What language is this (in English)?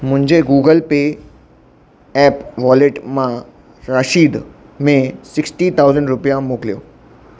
Sindhi